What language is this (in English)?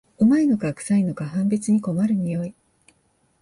Japanese